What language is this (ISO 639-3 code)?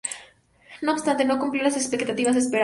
spa